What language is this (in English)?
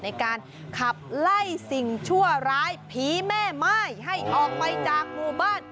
Thai